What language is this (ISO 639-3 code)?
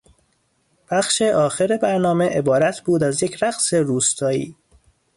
fas